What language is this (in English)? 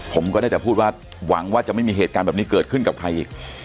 Thai